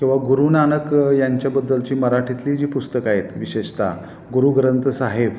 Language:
Marathi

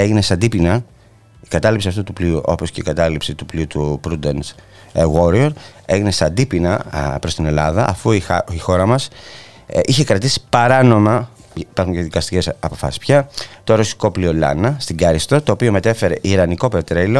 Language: Greek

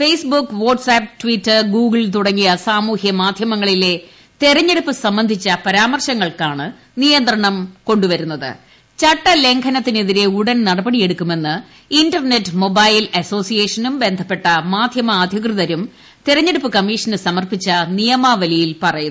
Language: Malayalam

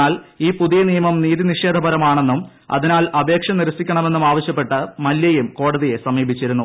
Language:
Malayalam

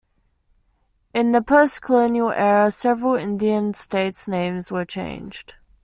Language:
English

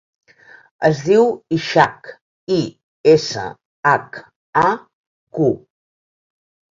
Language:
Catalan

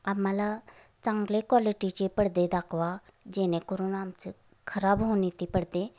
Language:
Marathi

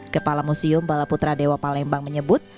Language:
Indonesian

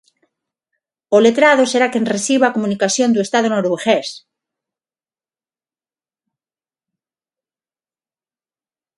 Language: Galician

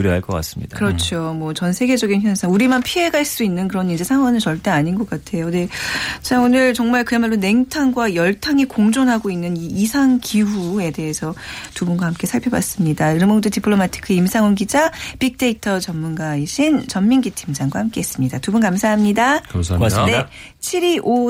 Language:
Korean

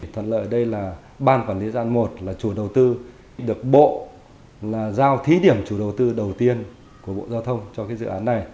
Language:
Vietnamese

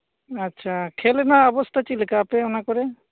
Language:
Santali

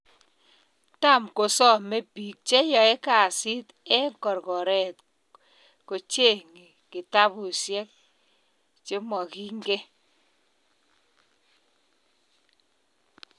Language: Kalenjin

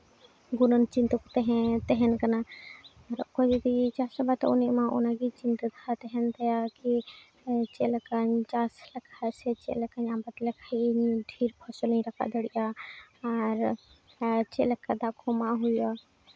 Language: Santali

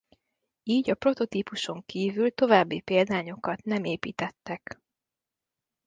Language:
Hungarian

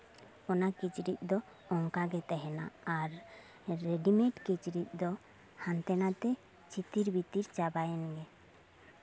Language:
Santali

